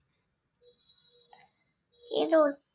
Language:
Bangla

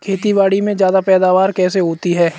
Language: Hindi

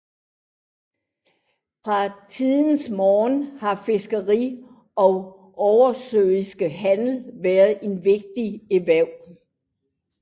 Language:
Danish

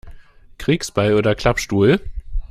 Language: German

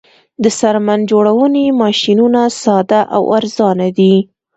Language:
Pashto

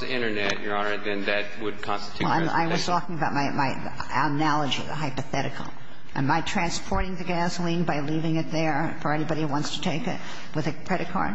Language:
English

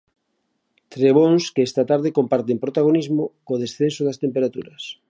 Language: Galician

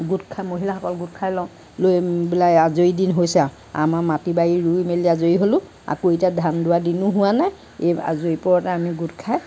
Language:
Assamese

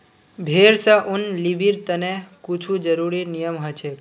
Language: Magahi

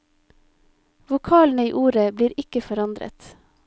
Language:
Norwegian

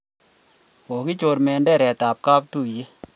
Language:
Kalenjin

